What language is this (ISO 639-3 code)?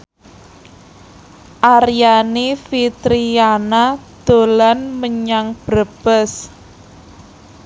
jav